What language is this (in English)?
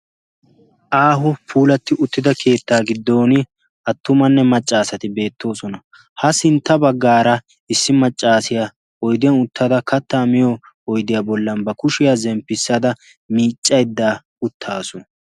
Wolaytta